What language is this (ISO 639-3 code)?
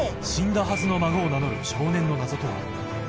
jpn